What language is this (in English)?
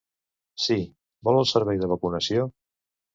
Catalan